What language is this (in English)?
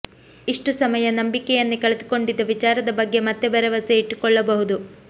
Kannada